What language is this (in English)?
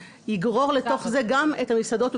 Hebrew